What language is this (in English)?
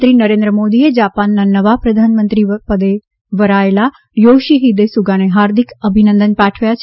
Gujarati